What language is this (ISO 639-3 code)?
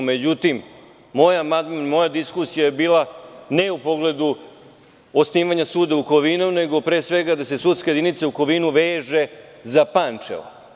srp